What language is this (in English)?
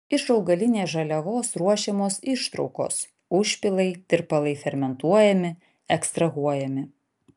Lithuanian